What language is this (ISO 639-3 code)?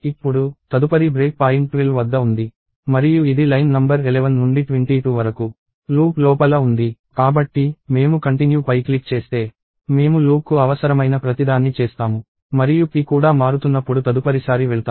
tel